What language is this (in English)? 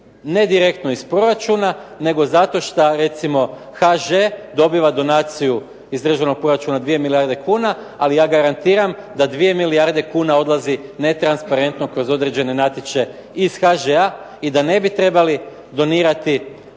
Croatian